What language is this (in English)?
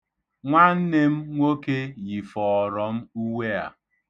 Igbo